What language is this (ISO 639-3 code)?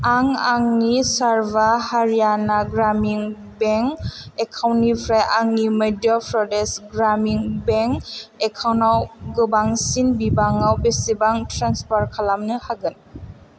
brx